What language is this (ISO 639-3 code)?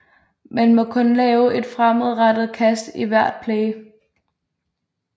dan